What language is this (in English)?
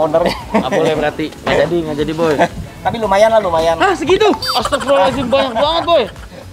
Indonesian